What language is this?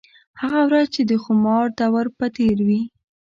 Pashto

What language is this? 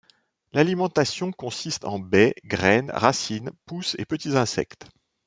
French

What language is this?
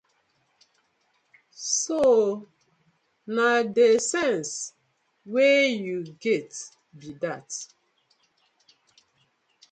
Nigerian Pidgin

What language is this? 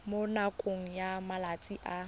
Tswana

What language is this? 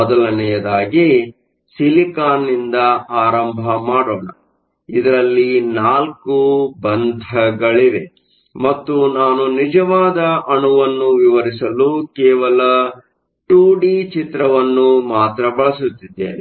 Kannada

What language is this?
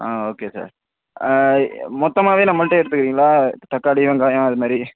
Tamil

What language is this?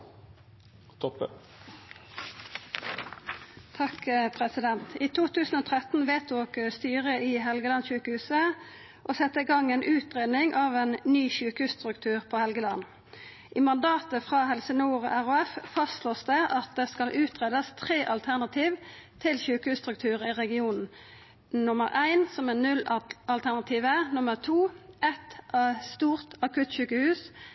Norwegian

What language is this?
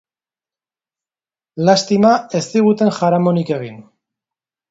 Basque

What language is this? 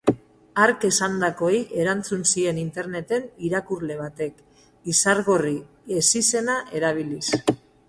Basque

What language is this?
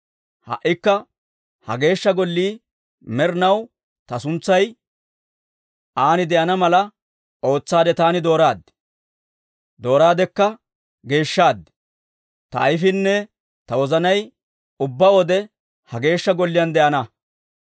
Dawro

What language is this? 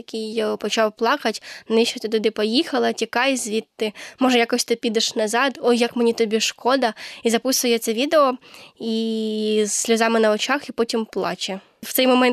Ukrainian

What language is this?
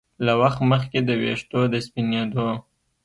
Pashto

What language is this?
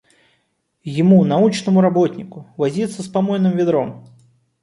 Russian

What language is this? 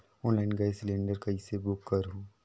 Chhattisgarhi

